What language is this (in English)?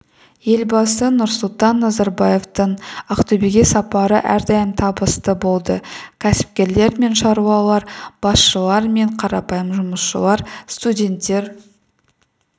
Kazakh